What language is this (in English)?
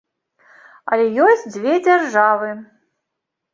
Belarusian